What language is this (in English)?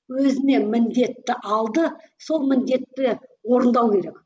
Kazakh